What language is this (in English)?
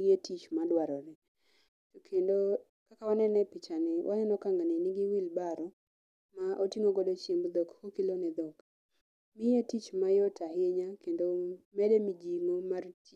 Luo (Kenya and Tanzania)